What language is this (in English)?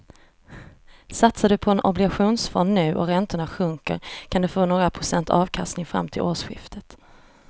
Swedish